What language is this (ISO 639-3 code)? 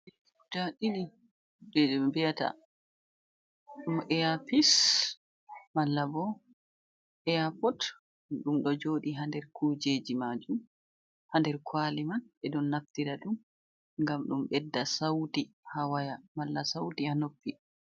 ful